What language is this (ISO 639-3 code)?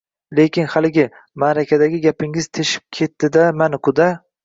uzb